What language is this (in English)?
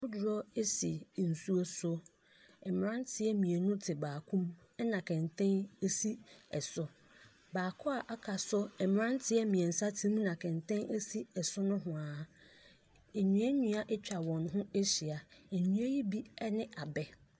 Akan